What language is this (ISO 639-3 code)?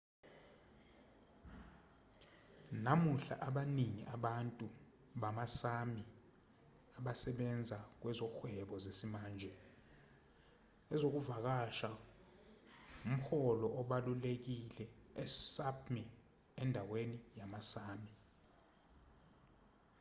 zul